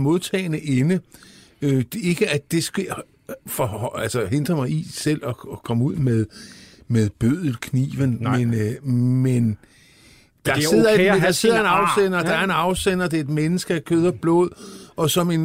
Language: Danish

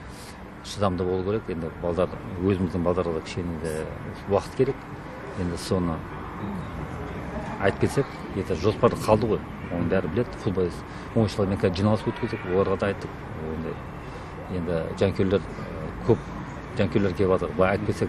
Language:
Russian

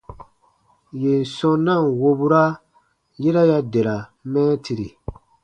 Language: Baatonum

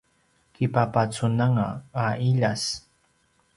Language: Paiwan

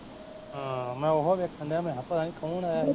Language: Punjabi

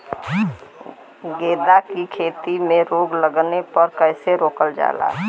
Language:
Bhojpuri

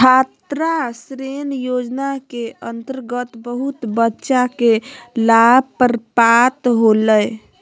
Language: Magahi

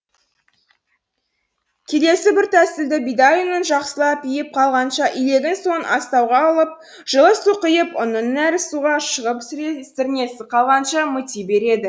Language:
Kazakh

